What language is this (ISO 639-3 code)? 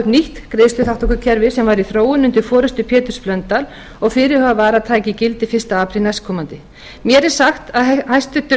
isl